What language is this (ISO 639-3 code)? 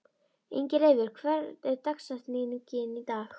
isl